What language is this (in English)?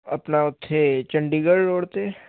Punjabi